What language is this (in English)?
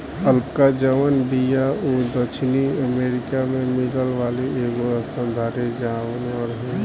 Bhojpuri